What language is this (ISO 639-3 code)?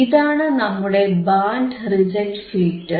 mal